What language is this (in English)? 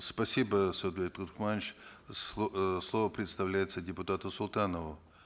Kazakh